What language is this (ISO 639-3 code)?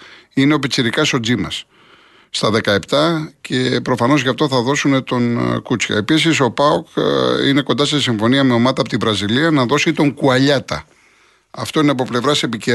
ell